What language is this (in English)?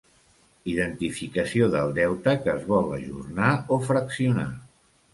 Catalan